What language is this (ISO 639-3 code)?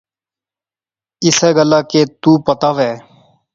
phr